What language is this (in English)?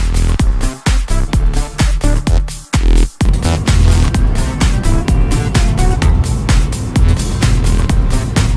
Malay